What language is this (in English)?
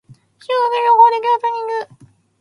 Japanese